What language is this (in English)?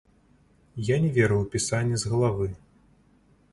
Belarusian